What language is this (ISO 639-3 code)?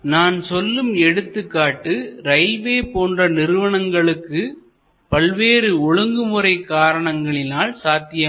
tam